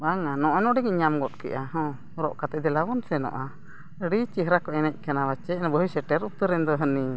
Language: Santali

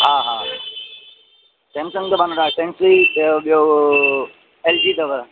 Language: Sindhi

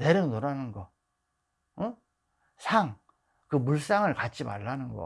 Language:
Korean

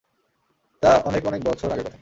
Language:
Bangla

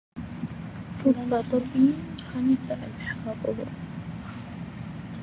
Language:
Arabic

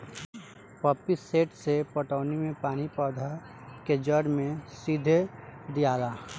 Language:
Bhojpuri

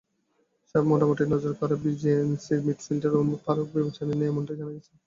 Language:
Bangla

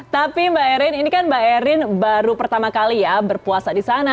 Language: Indonesian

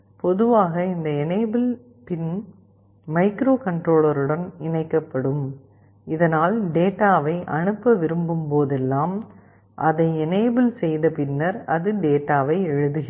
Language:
Tamil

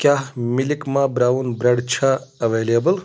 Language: Kashmiri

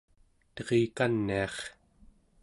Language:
Central Yupik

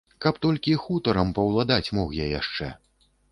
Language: Belarusian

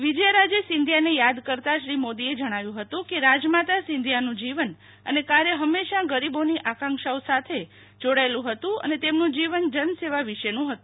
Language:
Gujarati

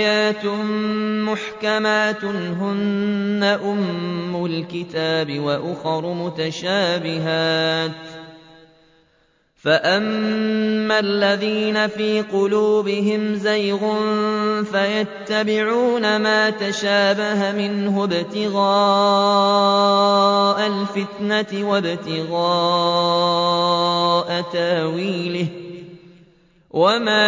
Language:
Arabic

